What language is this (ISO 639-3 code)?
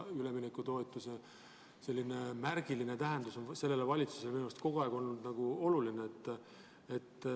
est